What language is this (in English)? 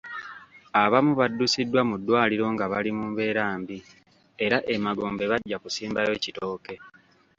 Ganda